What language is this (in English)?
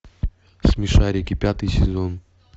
Russian